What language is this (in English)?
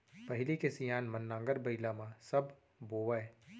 Chhattisgarhi